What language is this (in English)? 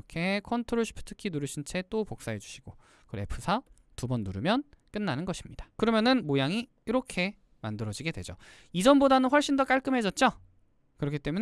Korean